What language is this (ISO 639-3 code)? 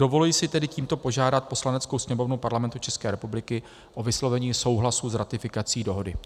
ces